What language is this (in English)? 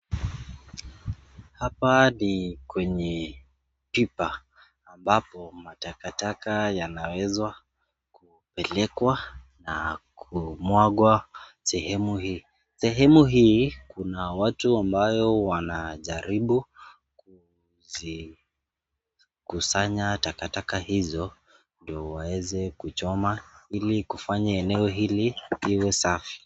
Swahili